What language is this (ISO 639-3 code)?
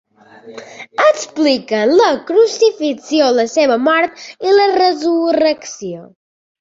cat